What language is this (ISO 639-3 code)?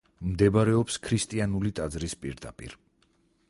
kat